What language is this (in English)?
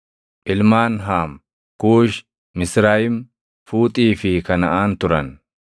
Oromo